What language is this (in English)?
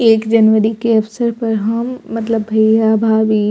Maithili